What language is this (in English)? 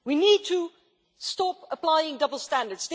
English